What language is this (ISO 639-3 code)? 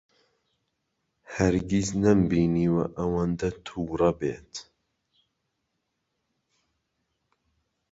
ckb